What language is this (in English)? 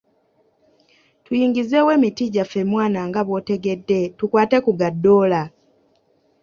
Ganda